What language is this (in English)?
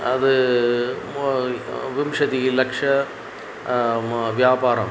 Sanskrit